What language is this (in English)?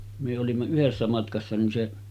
Finnish